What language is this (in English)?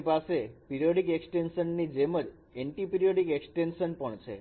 Gujarati